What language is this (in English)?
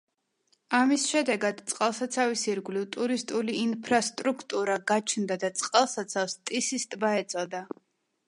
Georgian